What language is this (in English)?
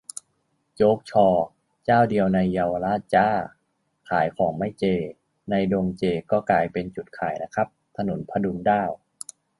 Thai